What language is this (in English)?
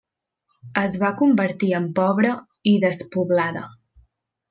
Catalan